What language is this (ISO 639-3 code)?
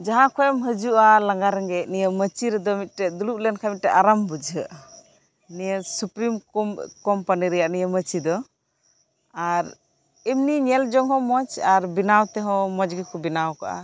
sat